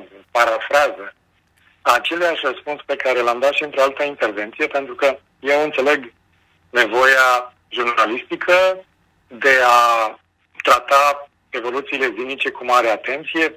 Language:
Romanian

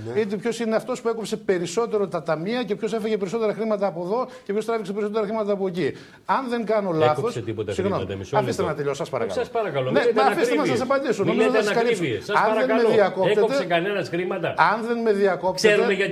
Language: Greek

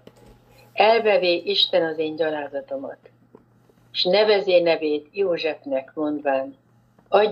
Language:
Hungarian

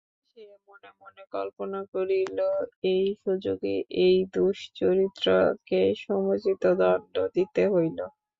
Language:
Bangla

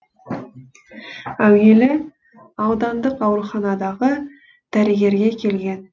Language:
Kazakh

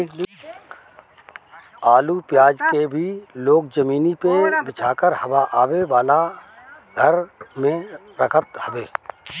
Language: Bhojpuri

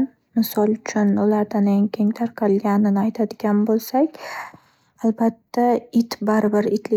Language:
Uzbek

